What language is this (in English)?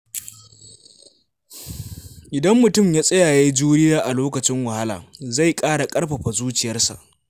Hausa